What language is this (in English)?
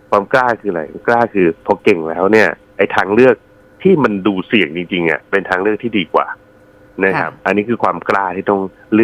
Thai